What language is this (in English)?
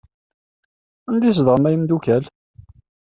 Kabyle